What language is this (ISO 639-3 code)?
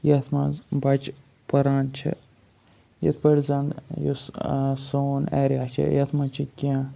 kas